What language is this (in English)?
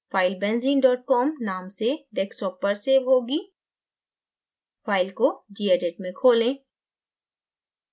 Hindi